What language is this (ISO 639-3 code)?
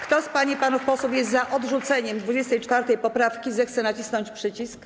pol